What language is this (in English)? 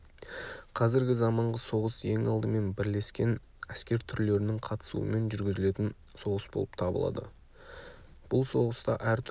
Kazakh